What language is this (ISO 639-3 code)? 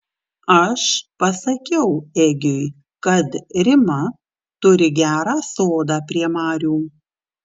lit